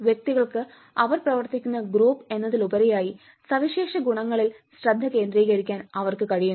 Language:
Malayalam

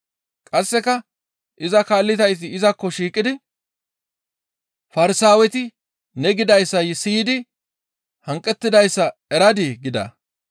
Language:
Gamo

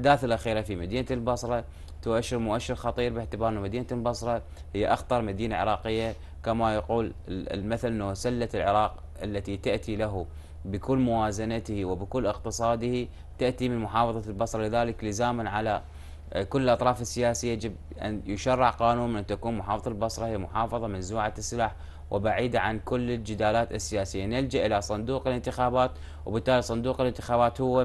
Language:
Arabic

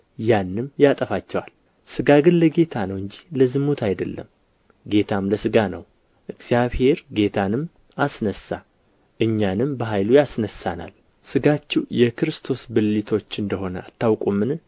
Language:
Amharic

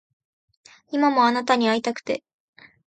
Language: Japanese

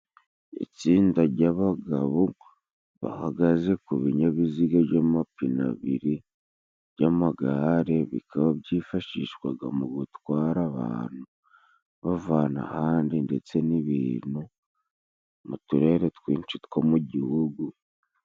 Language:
Kinyarwanda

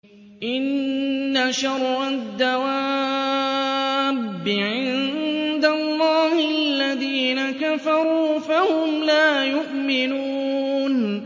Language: Arabic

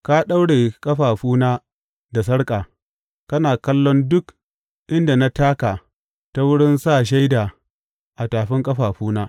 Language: Hausa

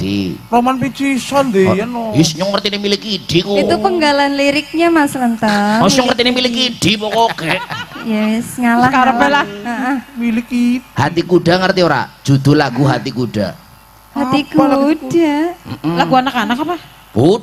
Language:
Indonesian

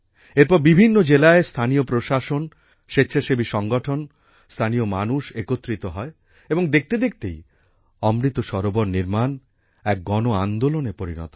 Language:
Bangla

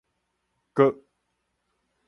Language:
Min Nan Chinese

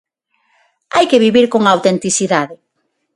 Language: Galician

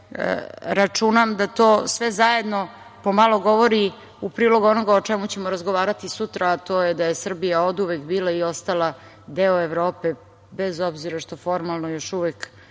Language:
Serbian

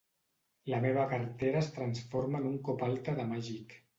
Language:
Catalan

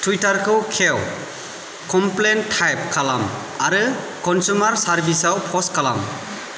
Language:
Bodo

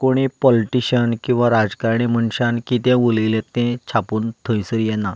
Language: Konkani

